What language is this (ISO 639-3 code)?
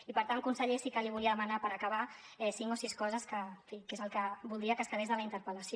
cat